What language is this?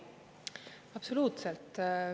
Estonian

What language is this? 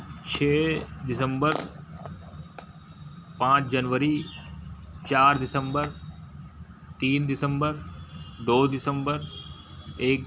Hindi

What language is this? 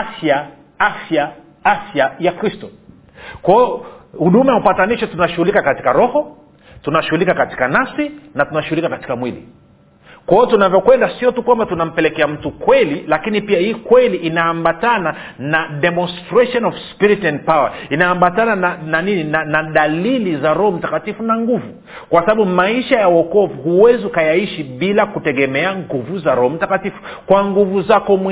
Swahili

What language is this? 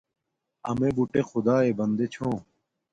Domaaki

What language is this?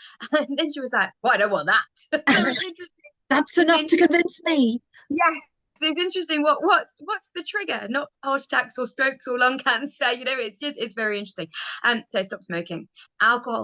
English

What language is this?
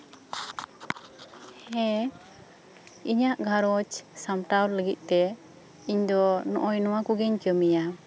Santali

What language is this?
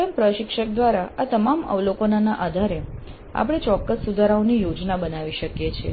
Gujarati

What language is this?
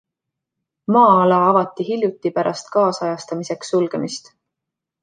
Estonian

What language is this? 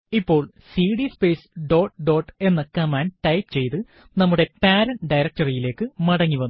Malayalam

